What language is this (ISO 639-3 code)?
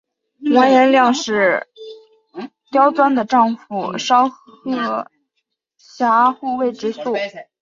zho